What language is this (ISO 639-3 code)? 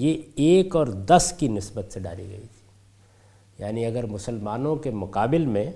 urd